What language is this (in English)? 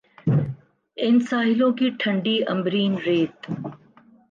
Urdu